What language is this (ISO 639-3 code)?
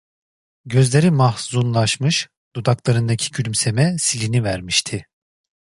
tur